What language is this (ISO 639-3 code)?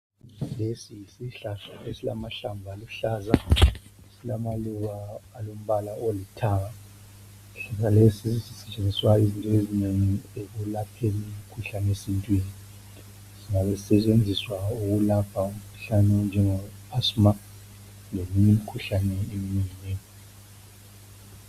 nde